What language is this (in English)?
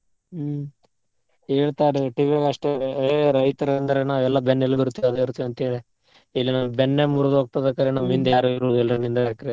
Kannada